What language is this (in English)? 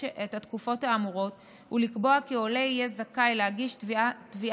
Hebrew